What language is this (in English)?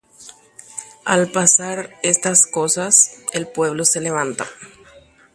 Guarani